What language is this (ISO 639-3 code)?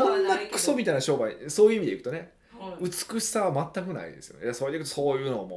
jpn